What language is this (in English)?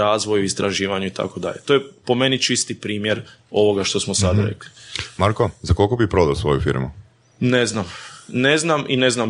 Croatian